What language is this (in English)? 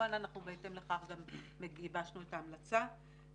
Hebrew